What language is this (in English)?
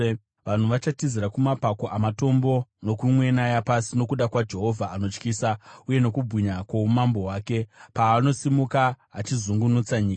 Shona